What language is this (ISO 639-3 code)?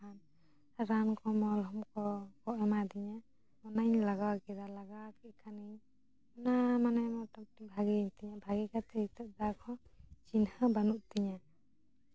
sat